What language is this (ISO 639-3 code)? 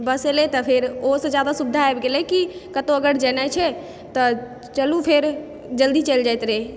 mai